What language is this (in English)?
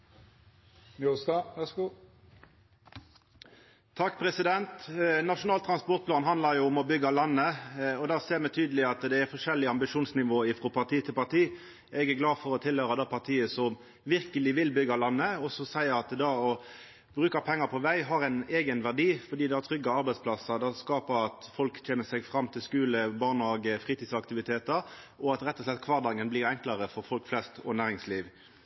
Norwegian